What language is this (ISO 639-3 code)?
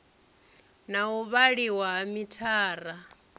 ven